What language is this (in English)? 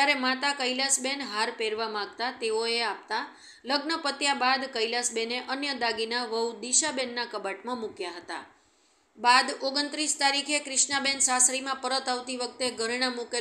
Hindi